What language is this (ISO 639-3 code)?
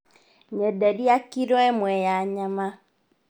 kik